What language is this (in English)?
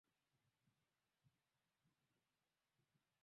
Swahili